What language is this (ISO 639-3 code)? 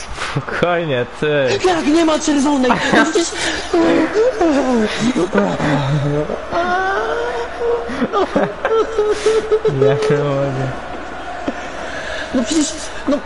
pol